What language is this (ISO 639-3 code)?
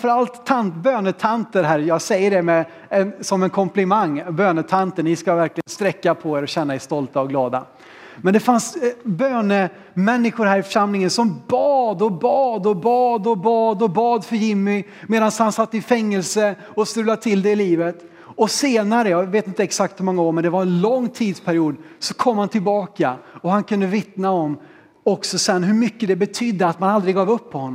swe